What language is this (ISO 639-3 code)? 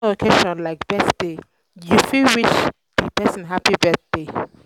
pcm